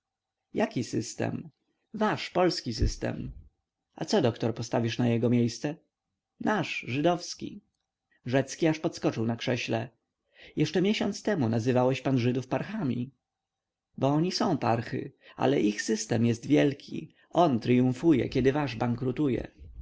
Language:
Polish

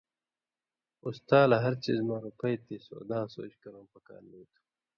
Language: Indus Kohistani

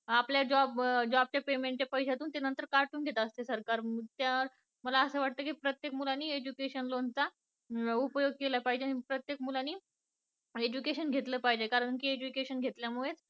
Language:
Marathi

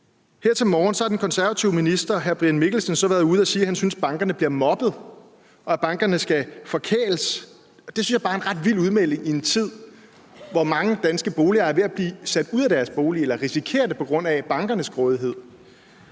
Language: Danish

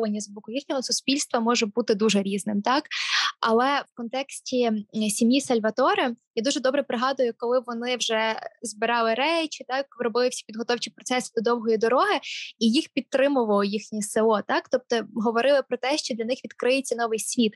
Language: Ukrainian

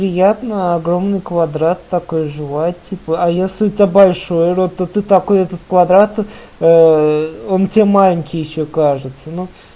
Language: Russian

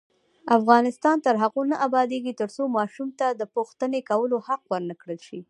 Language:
Pashto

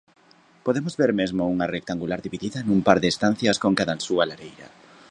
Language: Galician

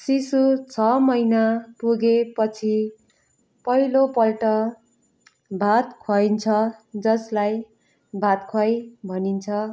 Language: Nepali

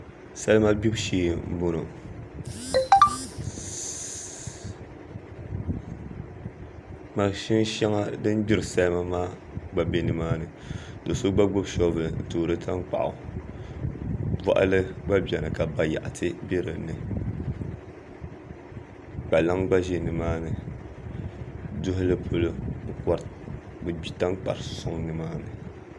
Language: Dagbani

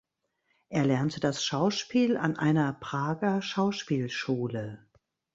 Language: German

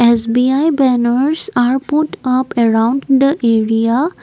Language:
English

